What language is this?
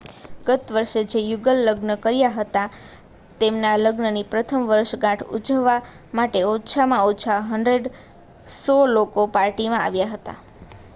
Gujarati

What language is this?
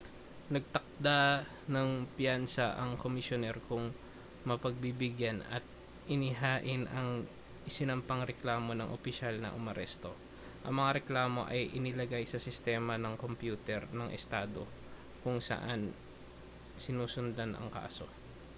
Filipino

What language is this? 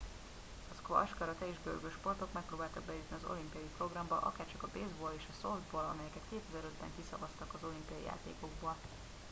Hungarian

